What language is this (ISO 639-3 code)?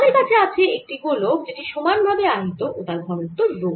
ben